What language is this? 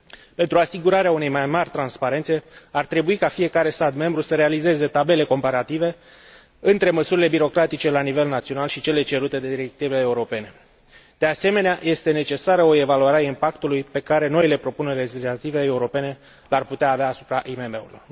Romanian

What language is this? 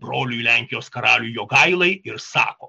Lithuanian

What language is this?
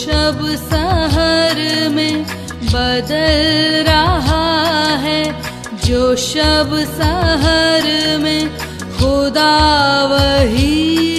Hindi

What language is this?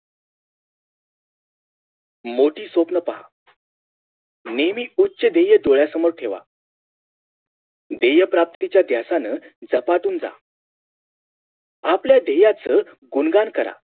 Marathi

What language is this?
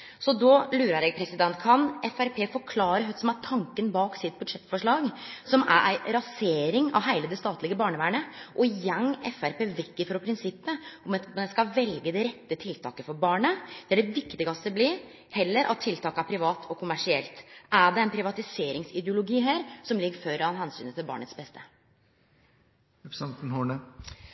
Norwegian Nynorsk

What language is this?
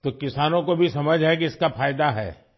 Urdu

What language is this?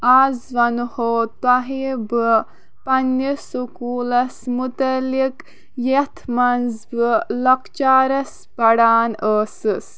Kashmiri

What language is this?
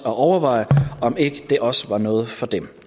Danish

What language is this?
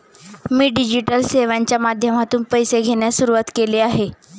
Marathi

